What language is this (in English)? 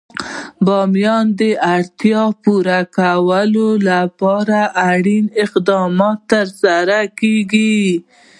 Pashto